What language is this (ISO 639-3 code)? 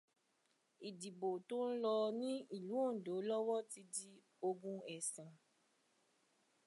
yor